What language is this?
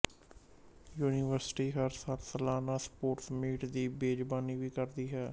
Punjabi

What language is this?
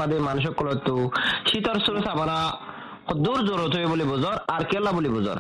Bangla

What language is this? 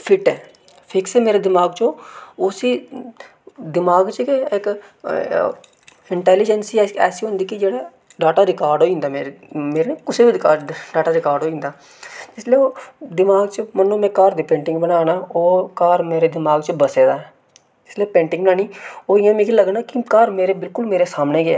Dogri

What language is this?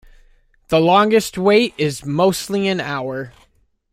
English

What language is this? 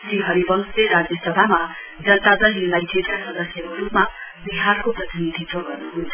Nepali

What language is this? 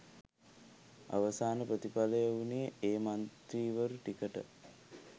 Sinhala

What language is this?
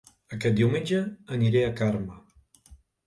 Catalan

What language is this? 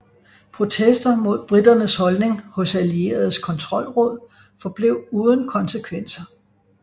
Danish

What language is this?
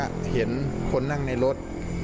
Thai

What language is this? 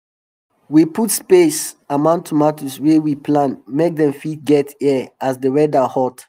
Nigerian Pidgin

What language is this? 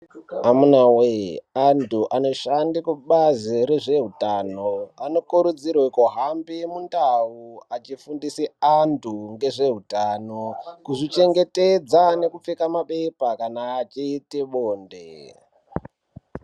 Ndau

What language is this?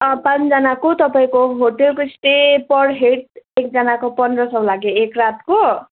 Nepali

